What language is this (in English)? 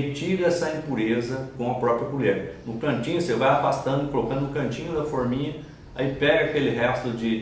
Portuguese